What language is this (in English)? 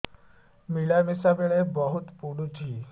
Odia